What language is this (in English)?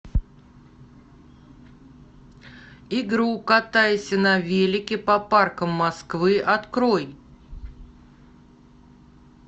Russian